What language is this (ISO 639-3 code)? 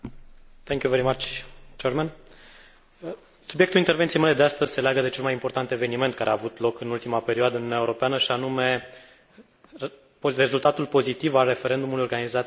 ron